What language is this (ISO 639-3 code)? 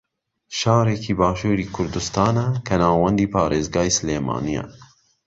ckb